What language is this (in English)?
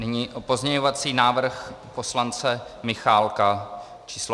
Czech